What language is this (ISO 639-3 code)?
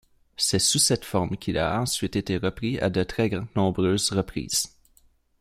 fra